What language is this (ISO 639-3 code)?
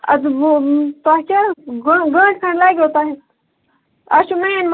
kas